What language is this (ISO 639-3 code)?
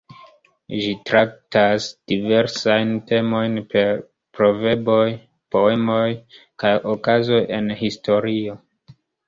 epo